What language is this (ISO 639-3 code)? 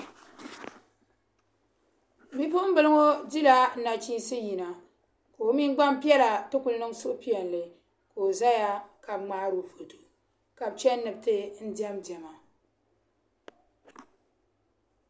dag